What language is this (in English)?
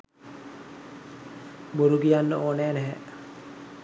Sinhala